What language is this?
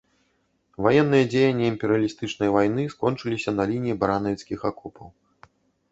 Belarusian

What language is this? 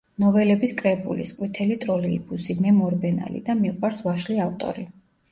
Georgian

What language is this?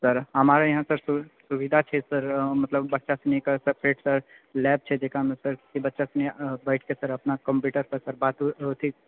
Maithili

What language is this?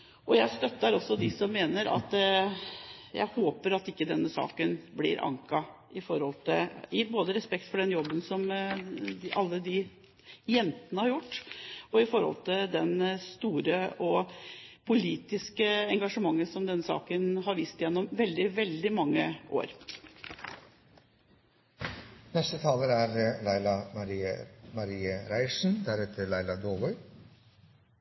Norwegian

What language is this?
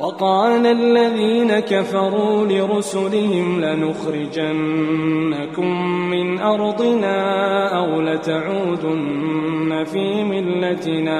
Arabic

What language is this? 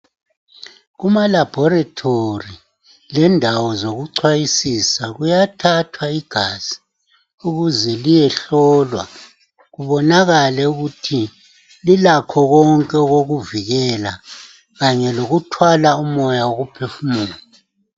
North Ndebele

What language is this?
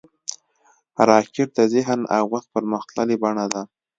Pashto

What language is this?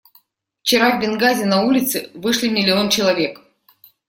Russian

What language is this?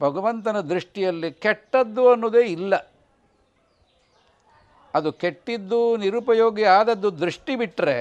Kannada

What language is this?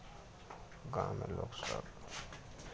Maithili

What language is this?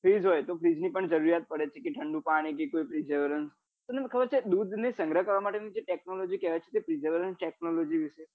Gujarati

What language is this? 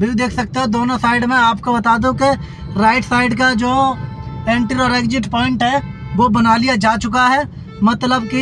Hindi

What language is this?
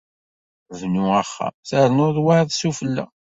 Kabyle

